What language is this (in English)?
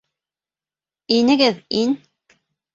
Bashkir